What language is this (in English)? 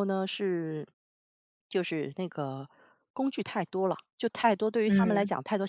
Chinese